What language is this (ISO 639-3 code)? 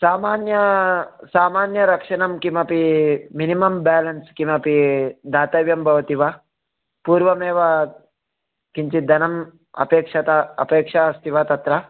san